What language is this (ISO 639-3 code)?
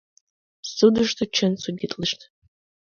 chm